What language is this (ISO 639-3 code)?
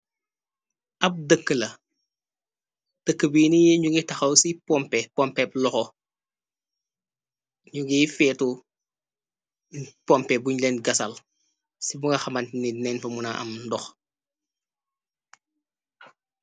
wol